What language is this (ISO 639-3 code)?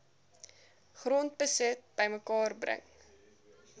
afr